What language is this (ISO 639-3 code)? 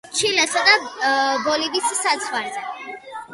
kat